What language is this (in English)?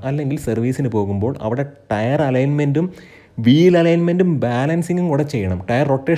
Malayalam